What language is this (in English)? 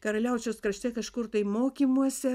Lithuanian